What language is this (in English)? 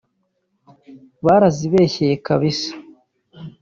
Kinyarwanda